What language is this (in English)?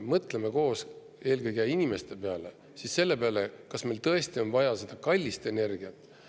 Estonian